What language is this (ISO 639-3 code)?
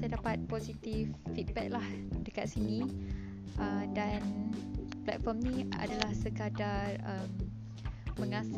msa